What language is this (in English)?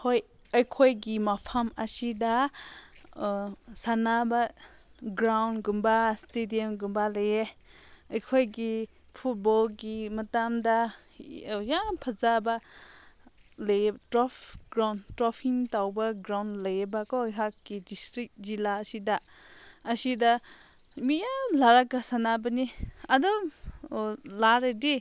Manipuri